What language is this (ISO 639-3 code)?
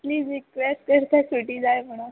kok